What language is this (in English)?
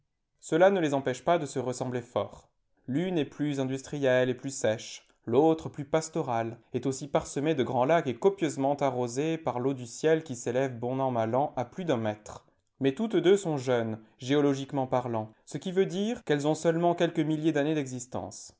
French